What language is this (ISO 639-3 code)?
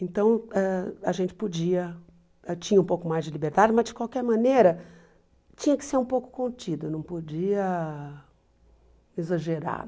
por